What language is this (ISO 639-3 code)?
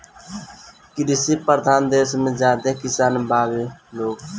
bho